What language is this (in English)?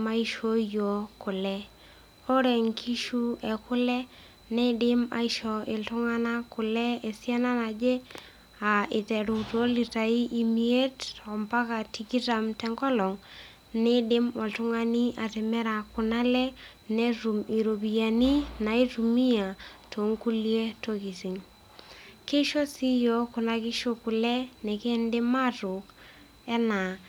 Masai